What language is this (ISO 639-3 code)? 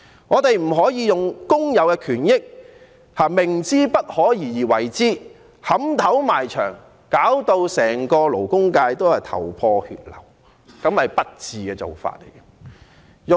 yue